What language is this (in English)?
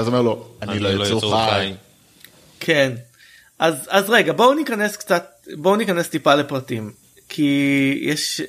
Hebrew